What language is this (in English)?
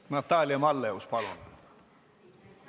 Estonian